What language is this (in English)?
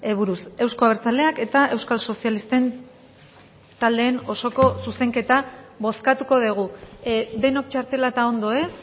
Basque